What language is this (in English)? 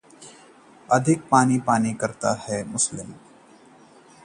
Hindi